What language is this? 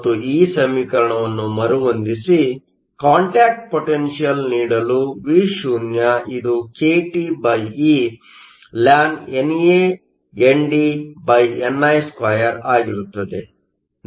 Kannada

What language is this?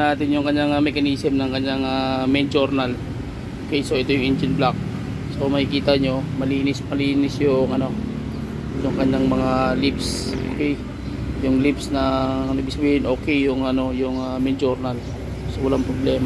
Filipino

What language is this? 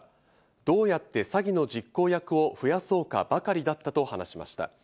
Japanese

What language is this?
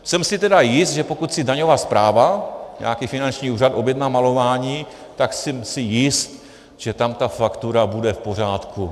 Czech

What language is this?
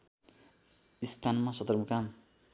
Nepali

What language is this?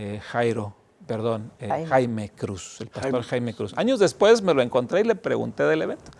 Spanish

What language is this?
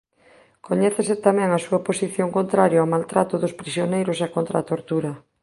Galician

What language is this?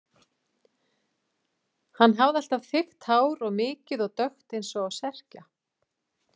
Icelandic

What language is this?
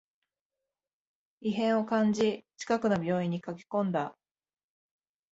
Japanese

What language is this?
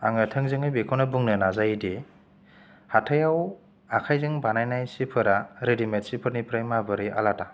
Bodo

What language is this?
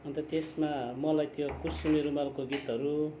Nepali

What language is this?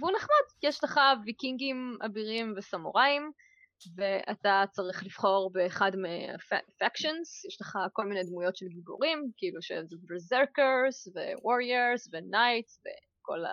Hebrew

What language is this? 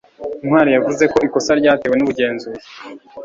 Kinyarwanda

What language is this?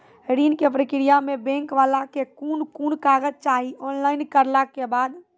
Maithili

